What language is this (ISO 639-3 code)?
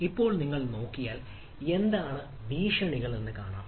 mal